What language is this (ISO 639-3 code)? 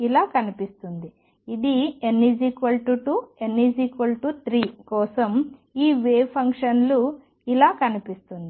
tel